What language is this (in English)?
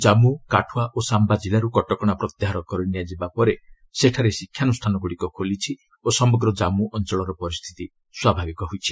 Odia